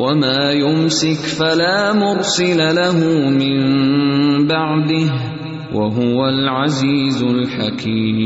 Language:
Urdu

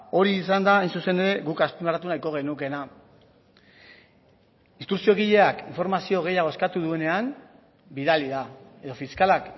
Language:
Basque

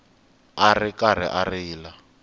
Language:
Tsonga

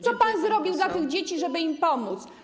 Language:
Polish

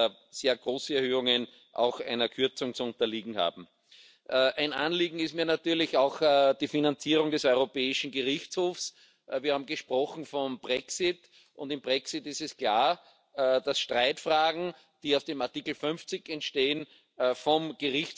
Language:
French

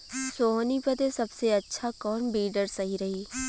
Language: Bhojpuri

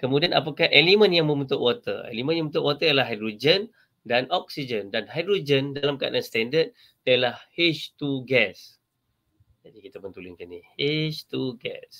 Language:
Malay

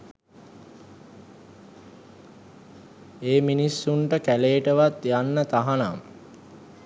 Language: Sinhala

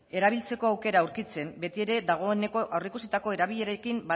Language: Basque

